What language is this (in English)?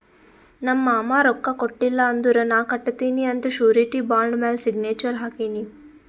Kannada